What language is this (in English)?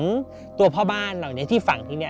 Thai